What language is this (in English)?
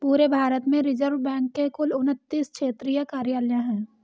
Hindi